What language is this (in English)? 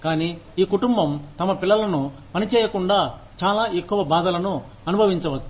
Telugu